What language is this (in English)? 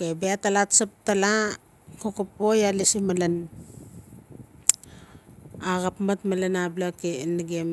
Notsi